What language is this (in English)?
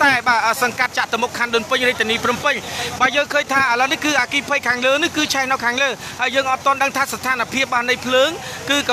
Thai